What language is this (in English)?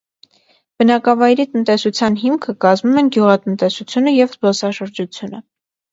Armenian